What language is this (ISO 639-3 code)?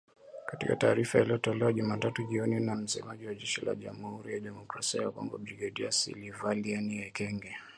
swa